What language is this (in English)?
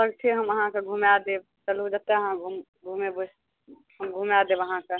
Maithili